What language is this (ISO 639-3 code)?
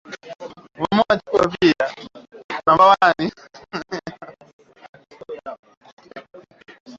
swa